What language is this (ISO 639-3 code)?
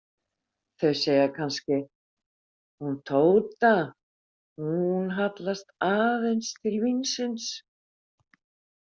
isl